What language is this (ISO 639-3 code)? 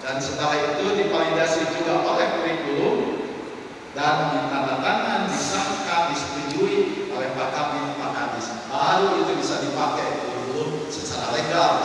ind